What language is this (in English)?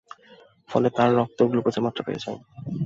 Bangla